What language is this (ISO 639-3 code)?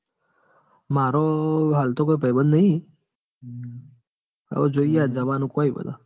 guj